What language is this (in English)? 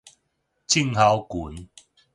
Min Nan Chinese